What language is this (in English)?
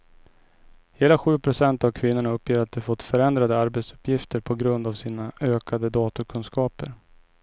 Swedish